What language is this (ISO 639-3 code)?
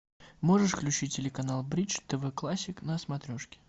rus